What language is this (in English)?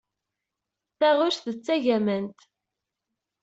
Kabyle